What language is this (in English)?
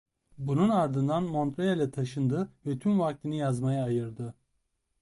Turkish